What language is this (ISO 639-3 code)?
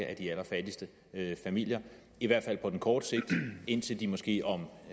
dan